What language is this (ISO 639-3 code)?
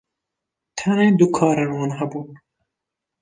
kur